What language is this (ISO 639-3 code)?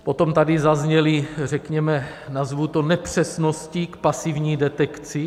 ces